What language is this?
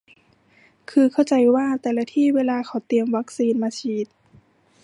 Thai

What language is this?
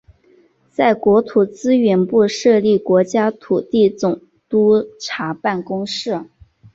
Chinese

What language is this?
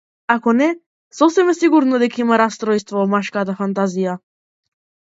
Macedonian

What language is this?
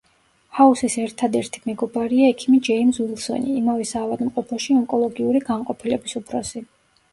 Georgian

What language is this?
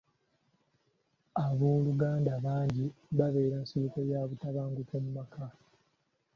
Ganda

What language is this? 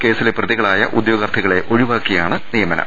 Malayalam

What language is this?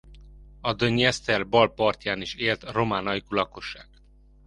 Hungarian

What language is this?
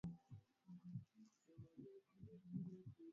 Swahili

